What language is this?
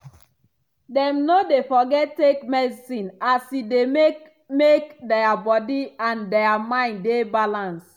Nigerian Pidgin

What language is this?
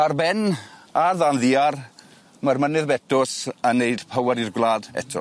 Welsh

